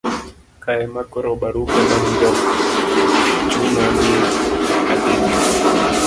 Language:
Luo (Kenya and Tanzania)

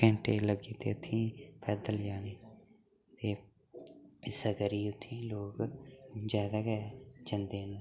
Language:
Dogri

